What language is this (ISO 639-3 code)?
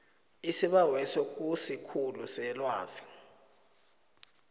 nbl